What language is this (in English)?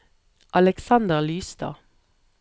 Norwegian